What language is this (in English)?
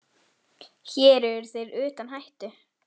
Icelandic